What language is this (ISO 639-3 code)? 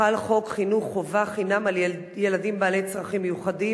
heb